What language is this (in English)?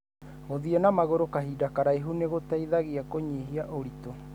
Kikuyu